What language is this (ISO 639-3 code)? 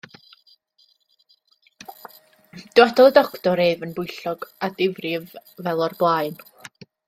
cym